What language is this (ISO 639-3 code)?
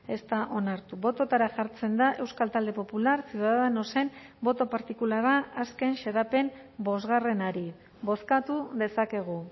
eus